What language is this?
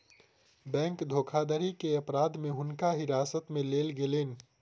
Maithili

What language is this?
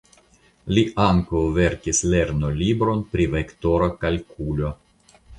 Esperanto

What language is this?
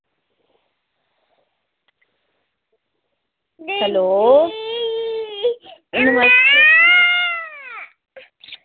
Dogri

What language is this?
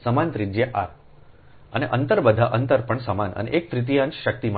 Gujarati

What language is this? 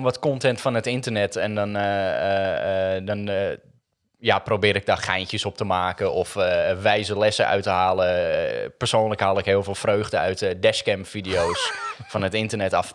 Dutch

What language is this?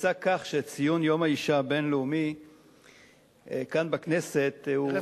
Hebrew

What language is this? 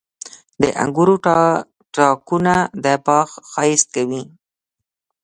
Pashto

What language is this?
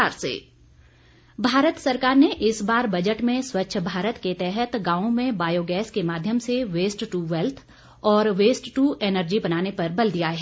Hindi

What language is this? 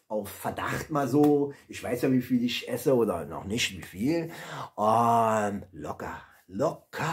German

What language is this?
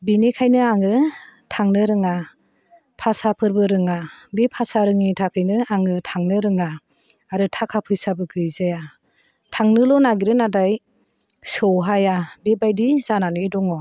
Bodo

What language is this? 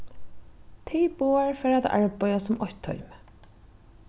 Faroese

